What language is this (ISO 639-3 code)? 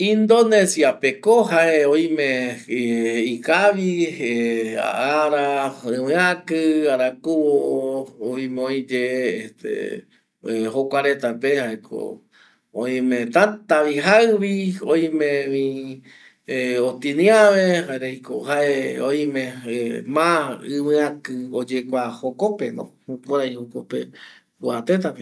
gui